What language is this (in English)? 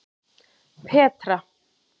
Icelandic